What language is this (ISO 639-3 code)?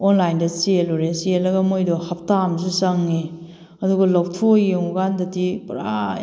mni